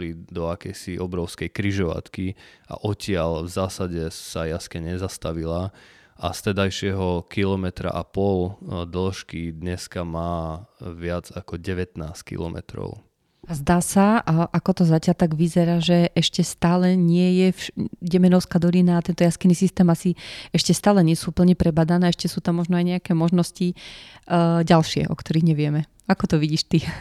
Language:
Slovak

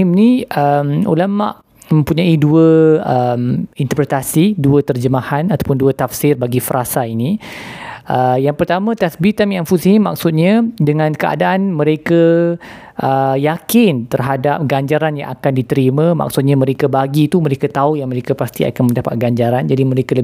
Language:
Malay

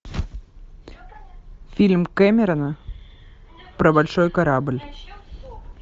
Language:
Russian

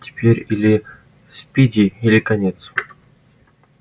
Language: Russian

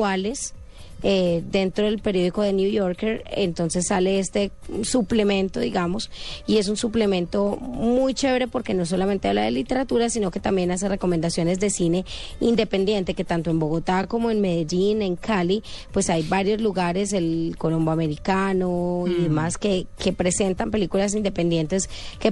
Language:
Spanish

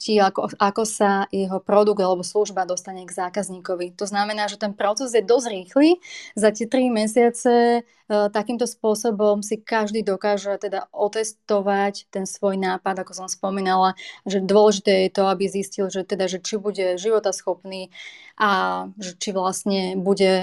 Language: Slovak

